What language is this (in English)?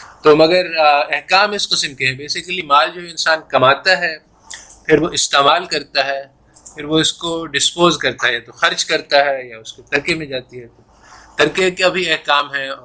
Urdu